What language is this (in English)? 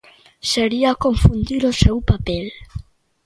Galician